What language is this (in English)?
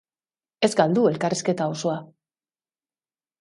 Basque